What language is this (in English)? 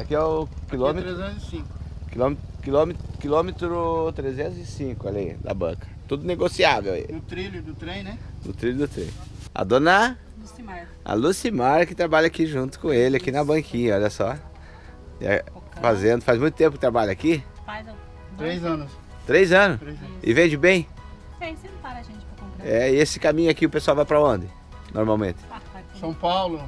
Portuguese